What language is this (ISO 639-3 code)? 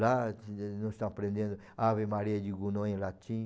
por